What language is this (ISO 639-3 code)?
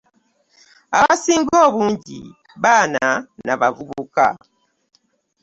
lug